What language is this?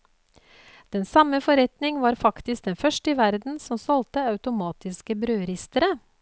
Norwegian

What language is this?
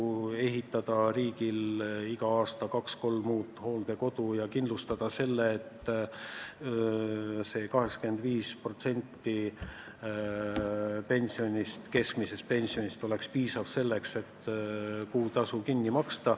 Estonian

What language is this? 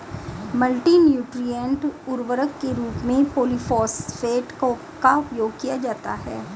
Hindi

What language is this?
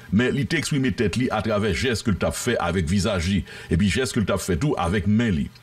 French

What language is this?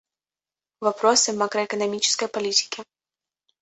Russian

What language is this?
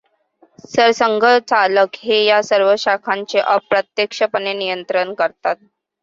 Marathi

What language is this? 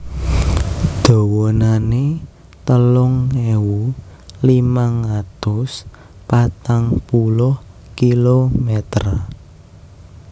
Javanese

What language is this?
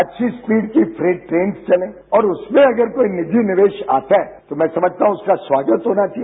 Hindi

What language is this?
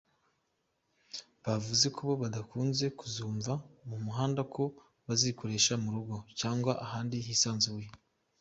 Kinyarwanda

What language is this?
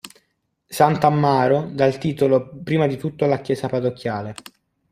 Italian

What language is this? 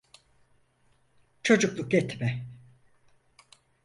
Turkish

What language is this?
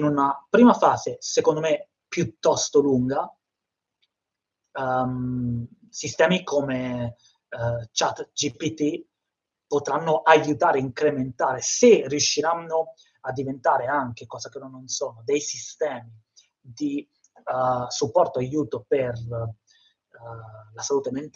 Italian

